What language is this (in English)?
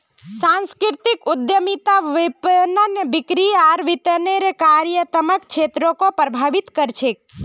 Magahi